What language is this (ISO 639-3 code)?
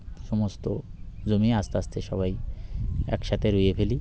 ben